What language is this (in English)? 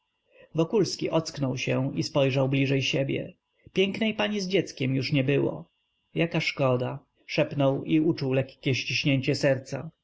Polish